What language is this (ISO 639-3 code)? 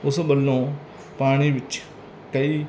pan